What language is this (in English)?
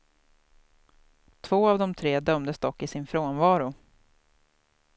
Swedish